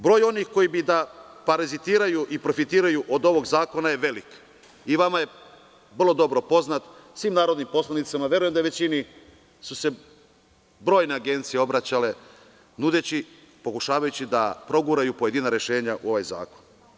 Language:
Serbian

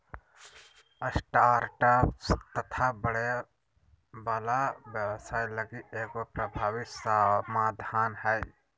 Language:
Magahi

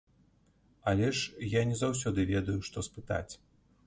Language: Belarusian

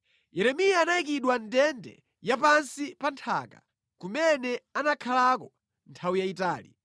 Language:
Nyanja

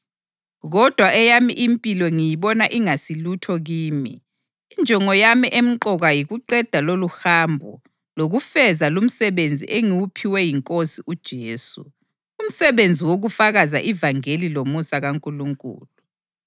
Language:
North Ndebele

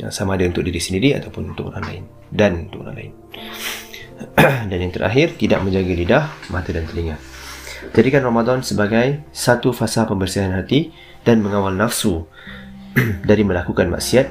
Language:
Malay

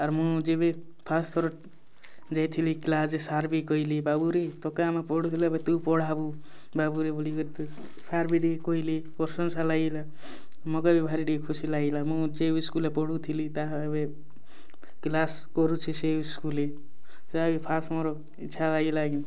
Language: Odia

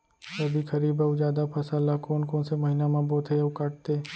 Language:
Chhattisgarhi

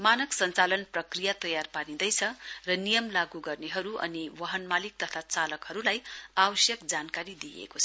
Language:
Nepali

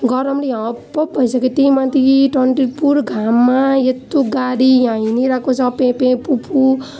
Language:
Nepali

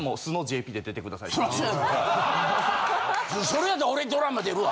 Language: Japanese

